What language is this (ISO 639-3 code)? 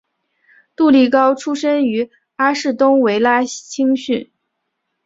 zho